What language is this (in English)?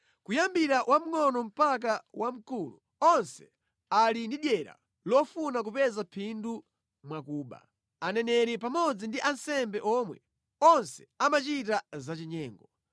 Nyanja